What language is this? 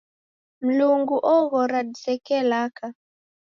Taita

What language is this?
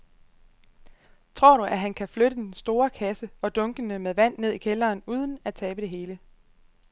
Danish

